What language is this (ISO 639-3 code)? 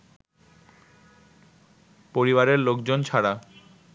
ben